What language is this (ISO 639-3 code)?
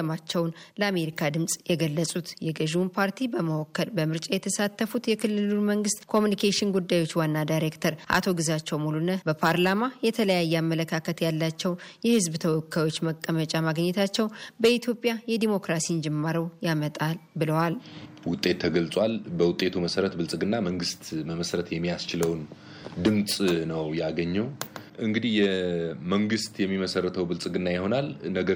amh